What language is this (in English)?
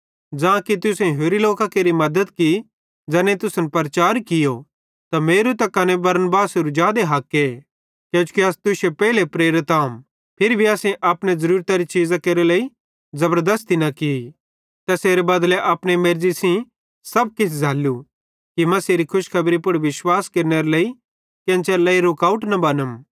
Bhadrawahi